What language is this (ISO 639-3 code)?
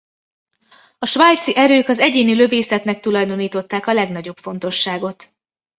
hun